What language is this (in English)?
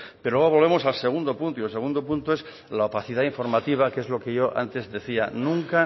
Spanish